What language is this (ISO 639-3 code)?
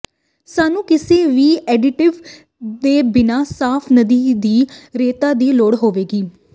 pan